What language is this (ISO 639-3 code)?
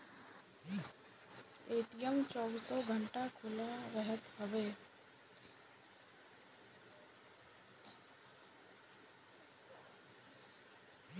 bho